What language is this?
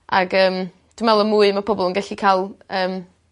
Welsh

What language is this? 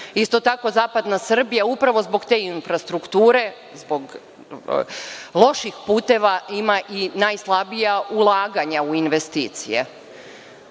Serbian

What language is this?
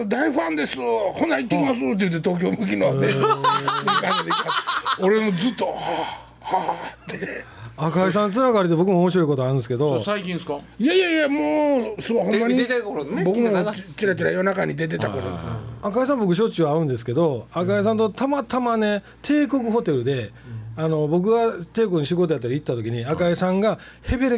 Japanese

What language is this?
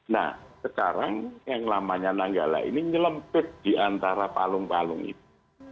Indonesian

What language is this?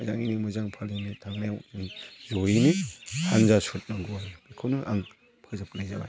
Bodo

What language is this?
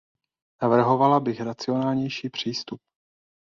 Czech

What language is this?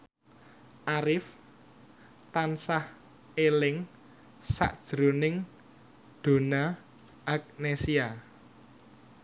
Javanese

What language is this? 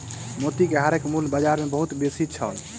Maithili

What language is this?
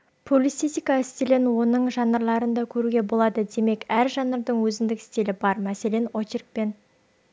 Kazakh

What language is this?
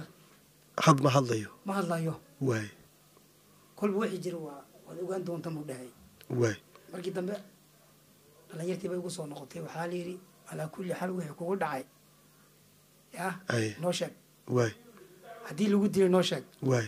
Arabic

